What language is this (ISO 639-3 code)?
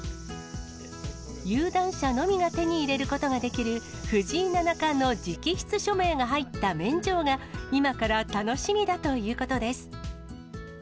jpn